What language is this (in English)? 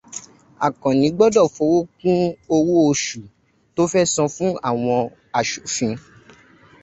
Yoruba